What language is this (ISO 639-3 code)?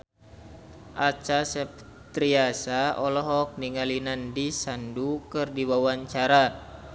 sun